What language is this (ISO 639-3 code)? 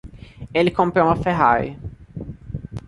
por